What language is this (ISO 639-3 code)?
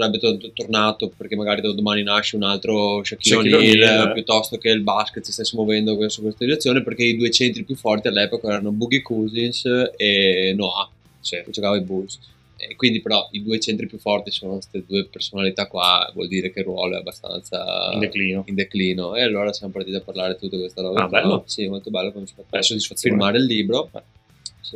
ita